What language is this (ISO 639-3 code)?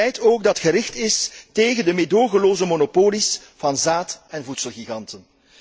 nld